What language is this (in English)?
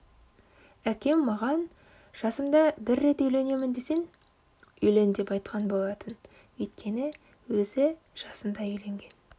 Kazakh